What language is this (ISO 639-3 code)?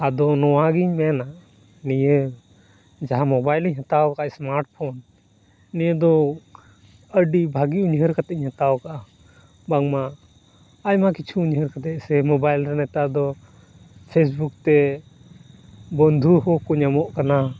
sat